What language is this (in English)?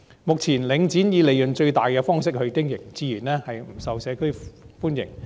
Cantonese